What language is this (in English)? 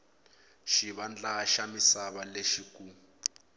Tsonga